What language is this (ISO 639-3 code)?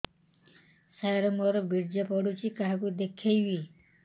ori